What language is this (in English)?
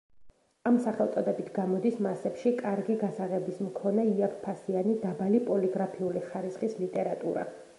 Georgian